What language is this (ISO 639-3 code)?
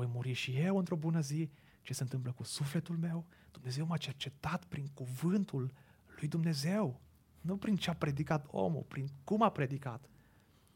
ron